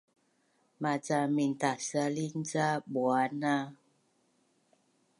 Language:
Bunun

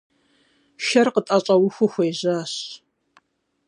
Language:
Kabardian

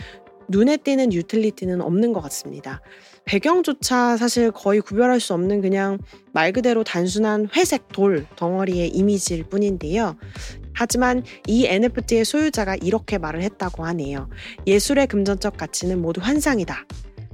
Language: Korean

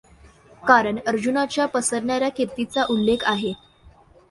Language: Marathi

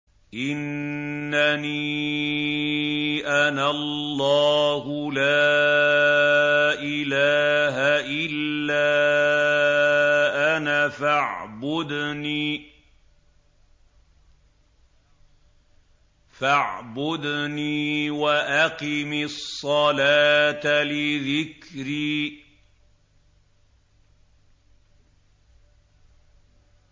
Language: Arabic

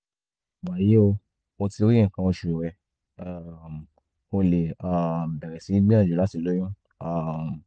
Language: Yoruba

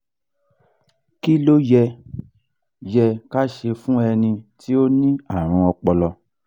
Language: Yoruba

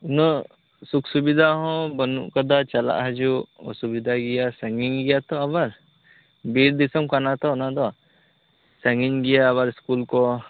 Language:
Santali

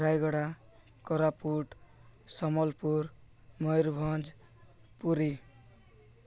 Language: Odia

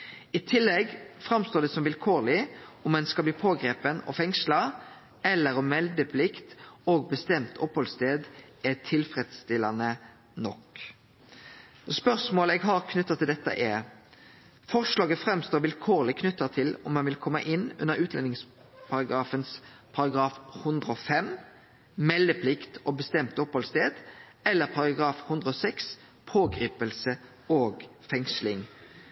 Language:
Norwegian Nynorsk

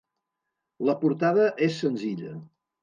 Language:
Catalan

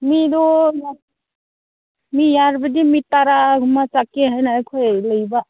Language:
Manipuri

